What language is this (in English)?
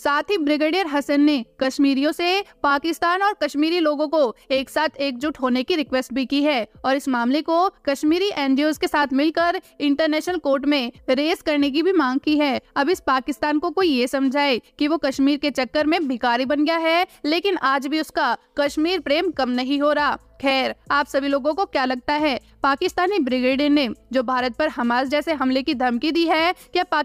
Hindi